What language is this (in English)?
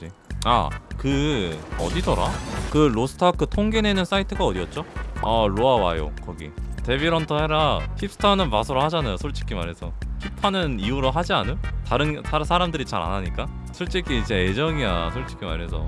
Korean